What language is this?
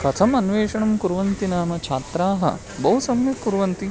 Sanskrit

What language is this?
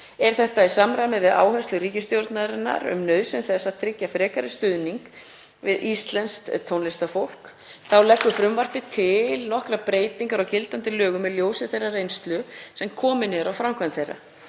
Icelandic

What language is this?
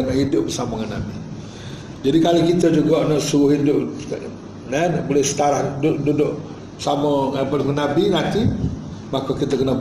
Malay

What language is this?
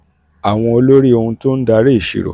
Yoruba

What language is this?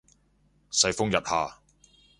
Cantonese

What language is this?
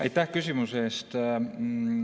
Estonian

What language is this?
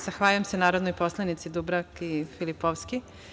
Serbian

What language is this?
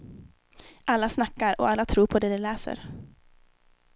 Swedish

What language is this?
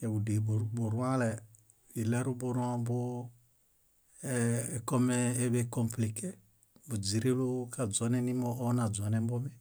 Bayot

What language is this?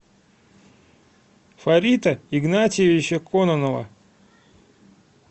Russian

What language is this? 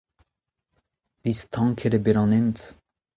Breton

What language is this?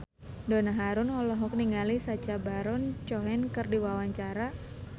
Sundanese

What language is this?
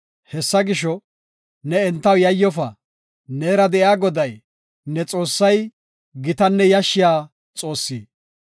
Gofa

